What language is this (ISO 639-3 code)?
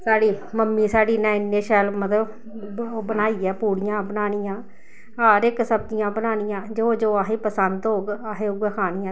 doi